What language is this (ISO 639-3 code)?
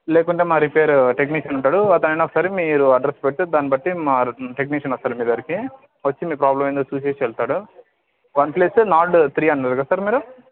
tel